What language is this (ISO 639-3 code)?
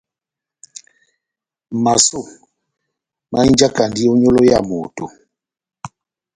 bnm